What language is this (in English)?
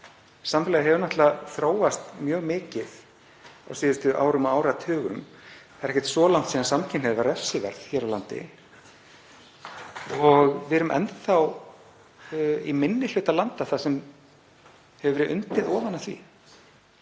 Icelandic